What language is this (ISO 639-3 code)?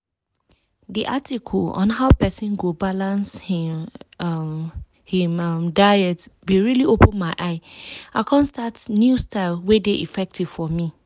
pcm